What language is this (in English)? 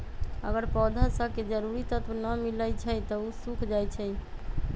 Magahi